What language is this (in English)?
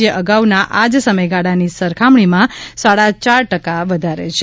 Gujarati